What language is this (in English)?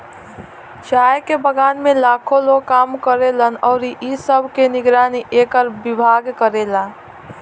Bhojpuri